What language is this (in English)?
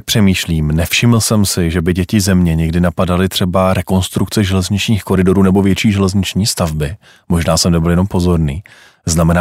Czech